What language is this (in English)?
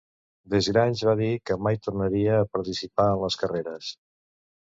Catalan